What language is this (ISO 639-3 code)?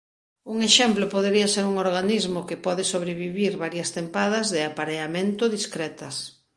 glg